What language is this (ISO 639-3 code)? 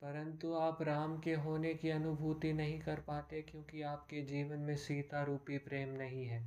hin